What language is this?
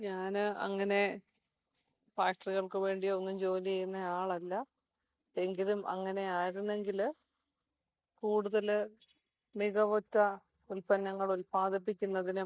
Malayalam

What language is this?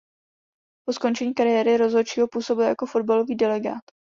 Czech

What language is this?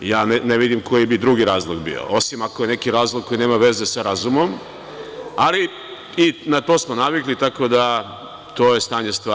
Serbian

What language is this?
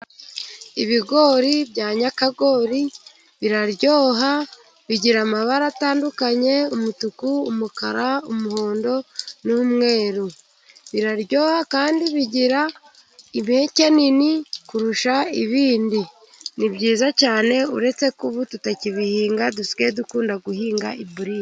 Kinyarwanda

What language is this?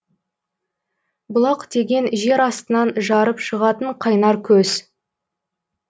Kazakh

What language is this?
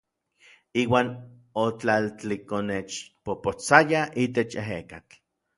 Orizaba Nahuatl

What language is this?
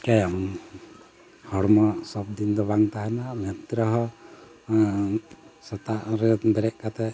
Santali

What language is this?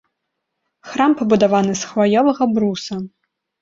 Belarusian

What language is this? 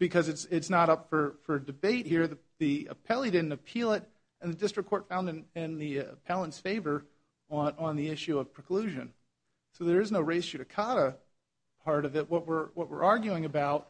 English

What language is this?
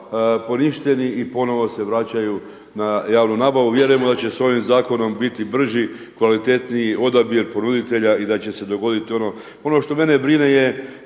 Croatian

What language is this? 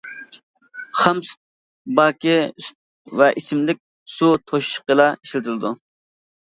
Uyghur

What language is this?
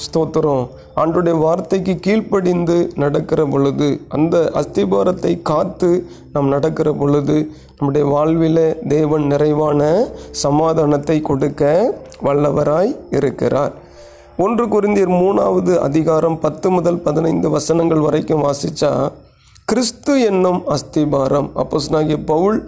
Tamil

